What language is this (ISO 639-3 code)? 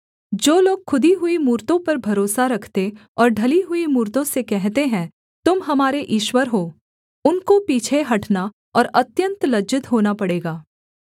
hin